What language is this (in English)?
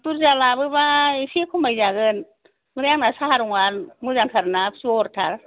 Bodo